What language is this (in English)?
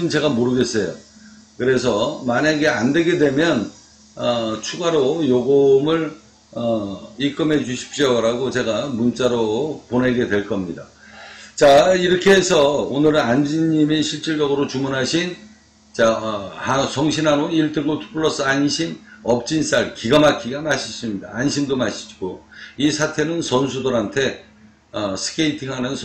Korean